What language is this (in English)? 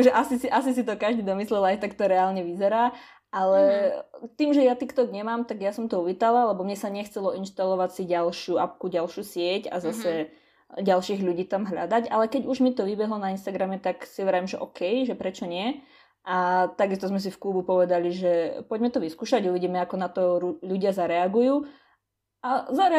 Slovak